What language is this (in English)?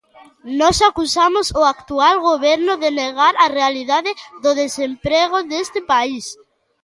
Galician